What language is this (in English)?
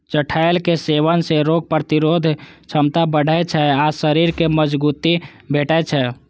Maithili